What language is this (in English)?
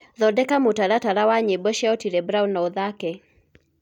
Kikuyu